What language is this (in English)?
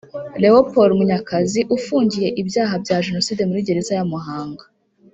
Kinyarwanda